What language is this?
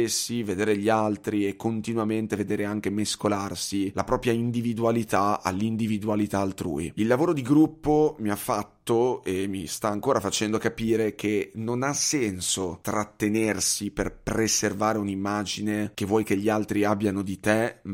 Italian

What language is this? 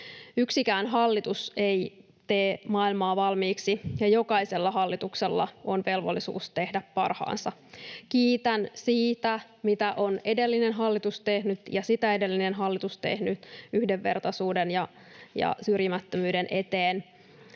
Finnish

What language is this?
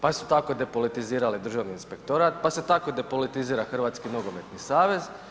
Croatian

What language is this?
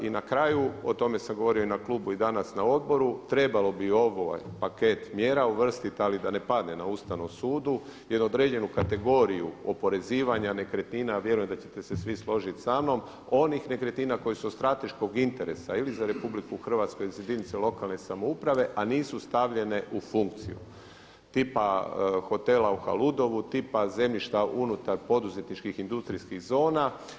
Croatian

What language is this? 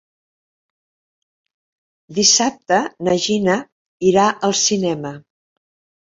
Catalan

